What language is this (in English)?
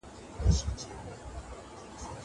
Pashto